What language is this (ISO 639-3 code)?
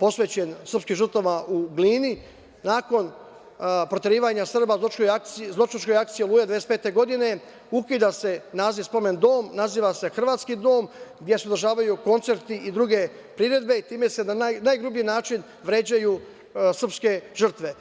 srp